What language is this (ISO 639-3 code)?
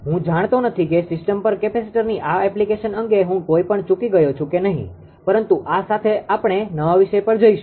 guj